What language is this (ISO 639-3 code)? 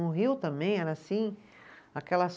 por